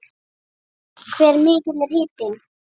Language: Icelandic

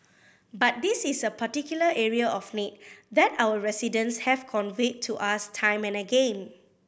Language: English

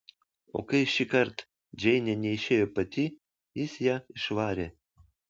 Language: Lithuanian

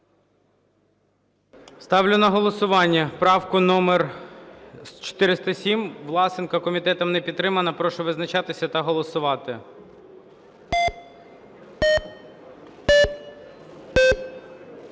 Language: Ukrainian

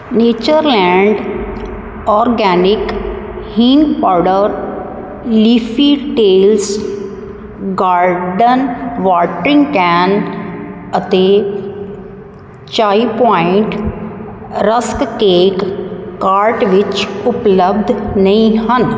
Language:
Punjabi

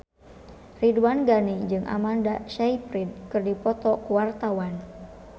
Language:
Sundanese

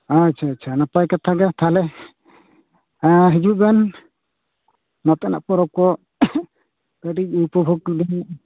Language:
Santali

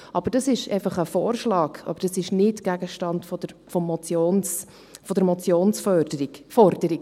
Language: Swiss German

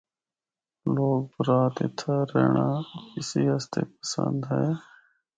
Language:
Northern Hindko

